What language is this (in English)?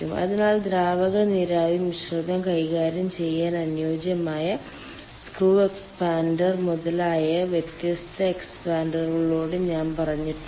Malayalam